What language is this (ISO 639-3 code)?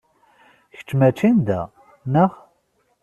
kab